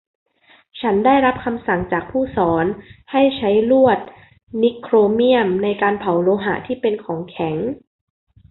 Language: Thai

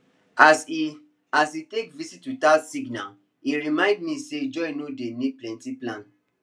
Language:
Nigerian Pidgin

